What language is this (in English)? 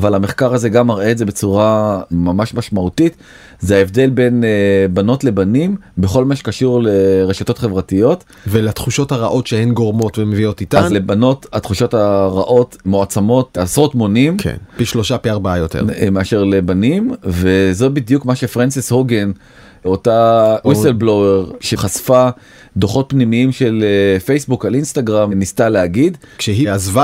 Hebrew